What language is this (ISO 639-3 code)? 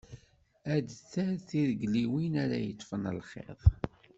kab